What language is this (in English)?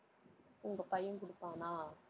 Tamil